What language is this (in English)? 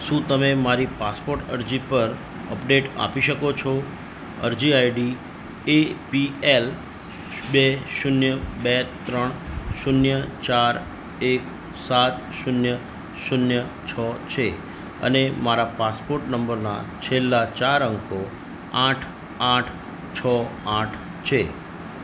Gujarati